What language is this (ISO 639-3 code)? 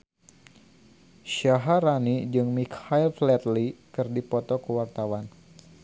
sun